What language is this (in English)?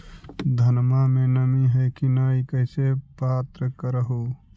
Magahi